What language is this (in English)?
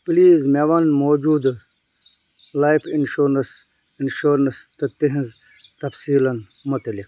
Kashmiri